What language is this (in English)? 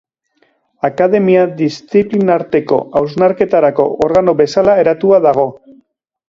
Basque